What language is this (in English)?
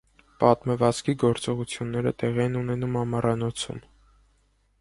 Armenian